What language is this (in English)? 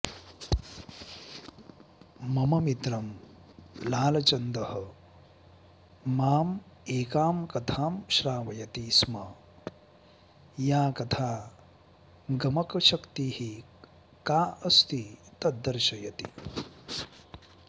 Sanskrit